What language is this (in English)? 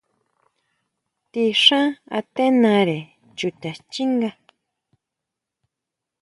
Huautla Mazatec